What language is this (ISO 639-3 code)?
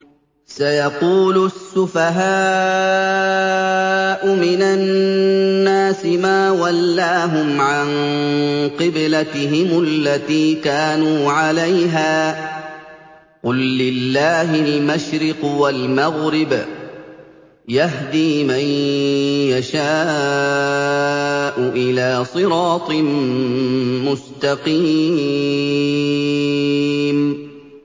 ara